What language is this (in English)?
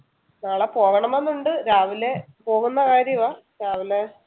Malayalam